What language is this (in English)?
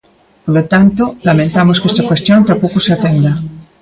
Galician